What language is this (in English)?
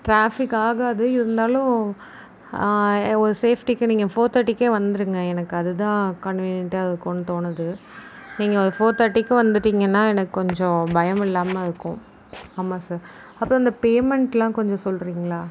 Tamil